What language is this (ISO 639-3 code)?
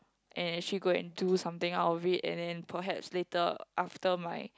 eng